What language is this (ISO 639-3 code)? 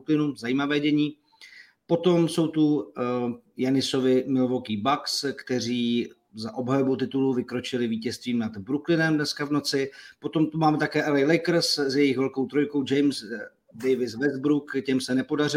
ces